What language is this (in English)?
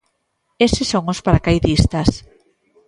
Galician